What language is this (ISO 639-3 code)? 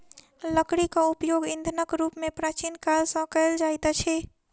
mai